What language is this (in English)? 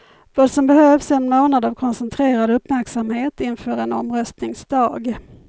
Swedish